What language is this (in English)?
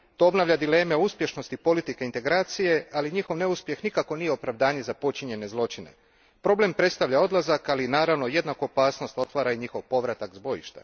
Croatian